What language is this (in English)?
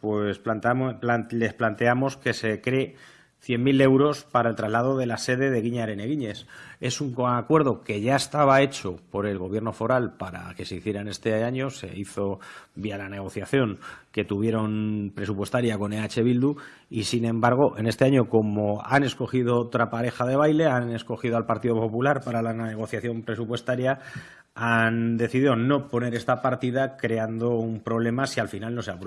Spanish